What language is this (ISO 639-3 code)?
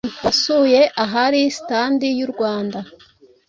kin